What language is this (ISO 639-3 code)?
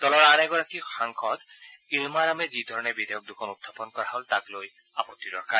asm